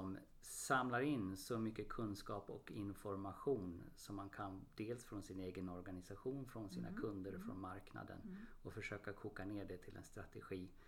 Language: Swedish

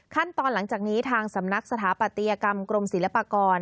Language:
Thai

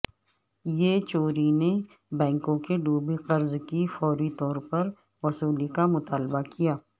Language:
Urdu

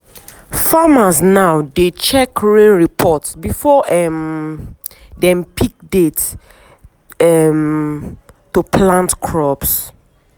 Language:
Nigerian Pidgin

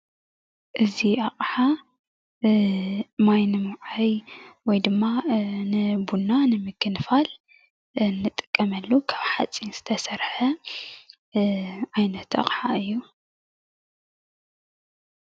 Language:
Tigrinya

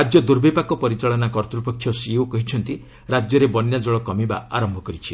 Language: Odia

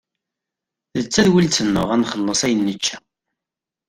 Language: Kabyle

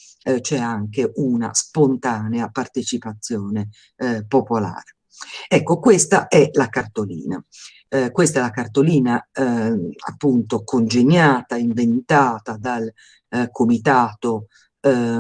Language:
Italian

